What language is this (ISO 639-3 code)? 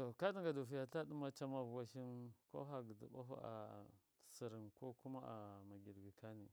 mkf